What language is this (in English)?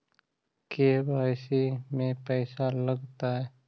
Magahi